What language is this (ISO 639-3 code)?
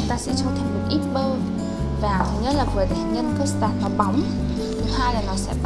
vie